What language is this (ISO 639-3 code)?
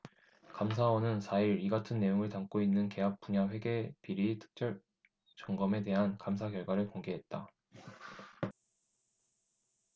kor